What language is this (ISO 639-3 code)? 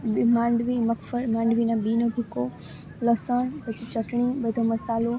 guj